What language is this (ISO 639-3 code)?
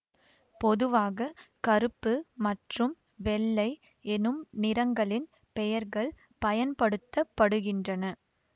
tam